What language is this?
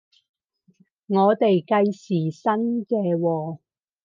Cantonese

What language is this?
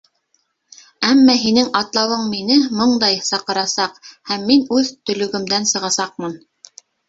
Bashkir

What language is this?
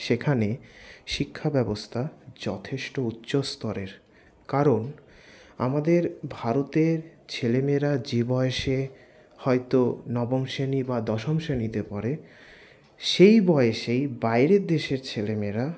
Bangla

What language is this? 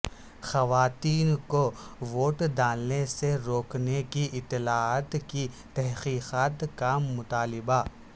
Urdu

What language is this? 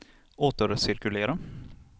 Swedish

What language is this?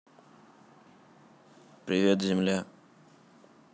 Russian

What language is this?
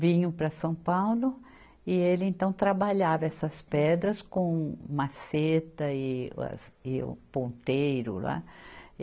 Portuguese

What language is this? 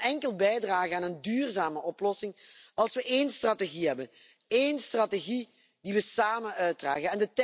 Dutch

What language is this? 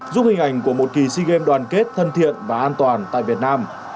Vietnamese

